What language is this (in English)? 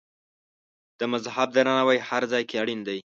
Pashto